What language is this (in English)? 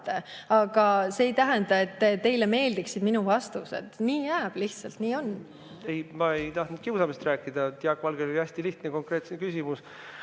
Estonian